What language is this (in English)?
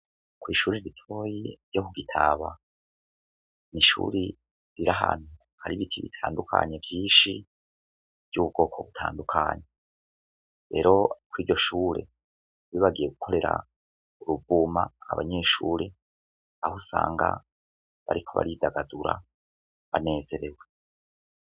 Rundi